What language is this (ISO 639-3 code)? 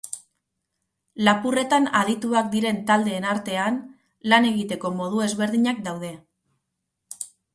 eus